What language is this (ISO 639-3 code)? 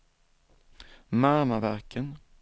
swe